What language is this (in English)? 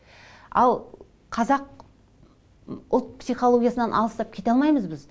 Kazakh